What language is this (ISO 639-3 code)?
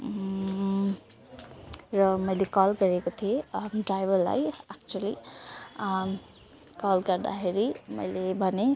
nep